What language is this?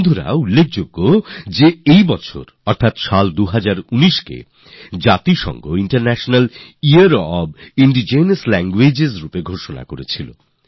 Bangla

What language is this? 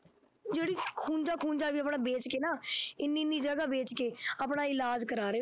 Punjabi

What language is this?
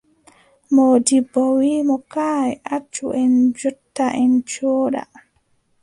Adamawa Fulfulde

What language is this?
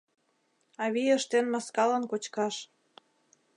Mari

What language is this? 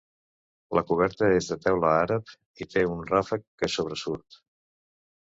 Catalan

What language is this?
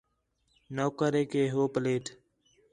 Khetrani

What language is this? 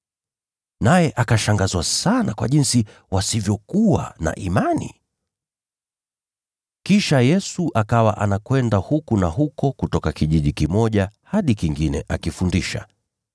Swahili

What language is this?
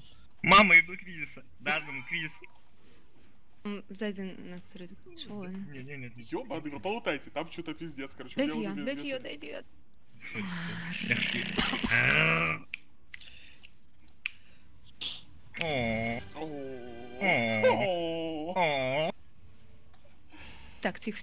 Russian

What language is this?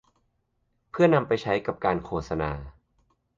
Thai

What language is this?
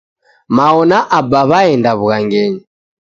Taita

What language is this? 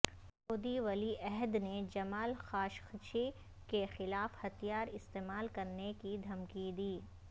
Urdu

